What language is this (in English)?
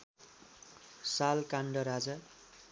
Nepali